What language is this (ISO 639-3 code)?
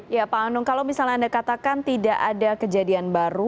ind